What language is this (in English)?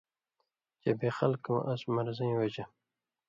Indus Kohistani